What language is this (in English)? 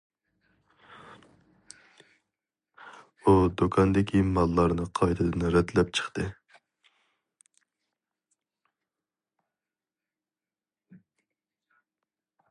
Uyghur